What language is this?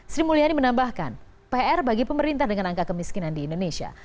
Indonesian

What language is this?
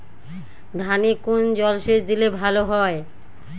Bangla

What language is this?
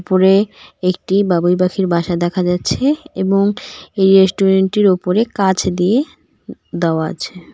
Bangla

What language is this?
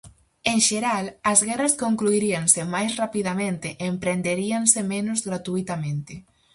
Galician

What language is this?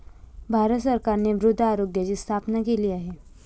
Marathi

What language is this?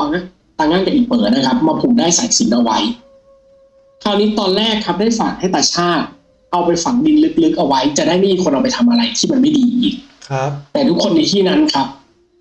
Thai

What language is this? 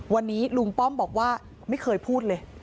Thai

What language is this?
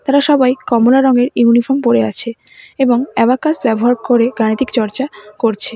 Bangla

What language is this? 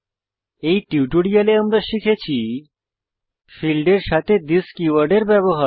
Bangla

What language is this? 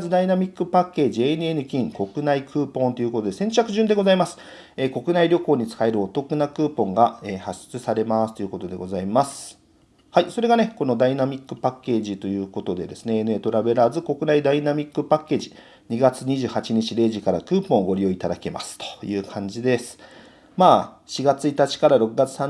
Japanese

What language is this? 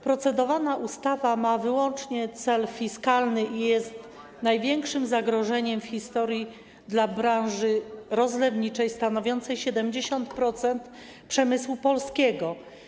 Polish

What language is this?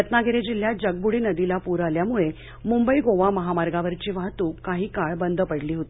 Marathi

